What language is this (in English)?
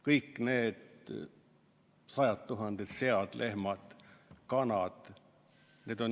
Estonian